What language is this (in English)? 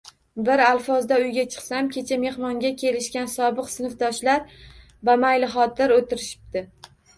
Uzbek